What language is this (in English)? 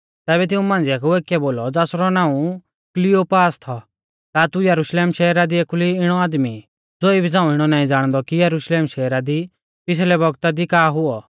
Mahasu Pahari